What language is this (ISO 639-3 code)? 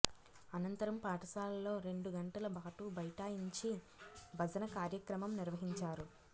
tel